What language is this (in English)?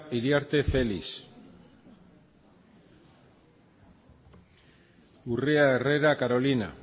Basque